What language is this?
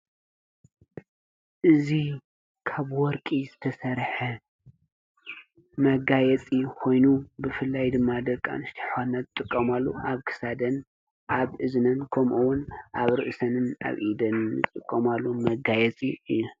Tigrinya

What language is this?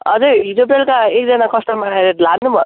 Nepali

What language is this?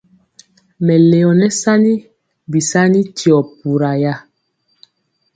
Mpiemo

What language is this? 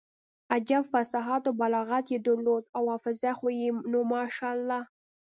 Pashto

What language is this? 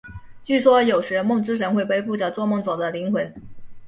Chinese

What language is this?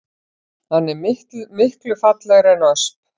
Icelandic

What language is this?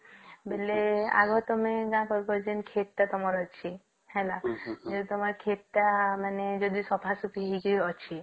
Odia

